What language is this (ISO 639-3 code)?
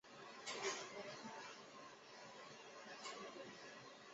zho